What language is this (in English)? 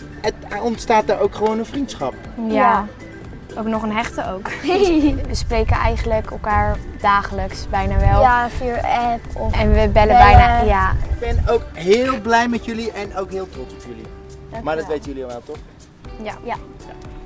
Dutch